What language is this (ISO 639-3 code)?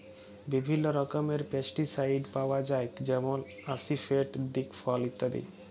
ben